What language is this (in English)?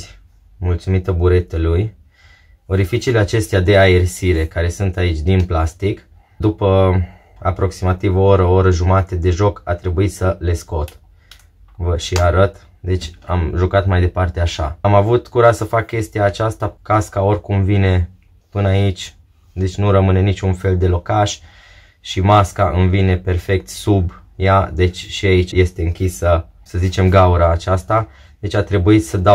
Romanian